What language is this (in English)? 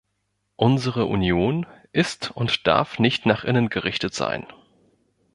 German